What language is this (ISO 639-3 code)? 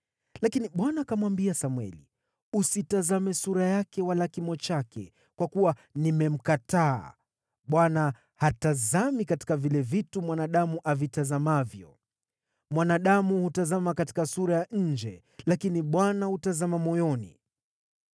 swa